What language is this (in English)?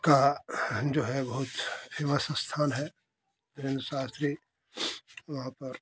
Hindi